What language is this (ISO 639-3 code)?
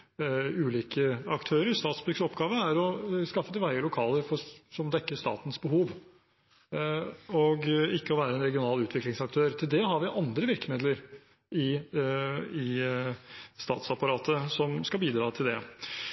nob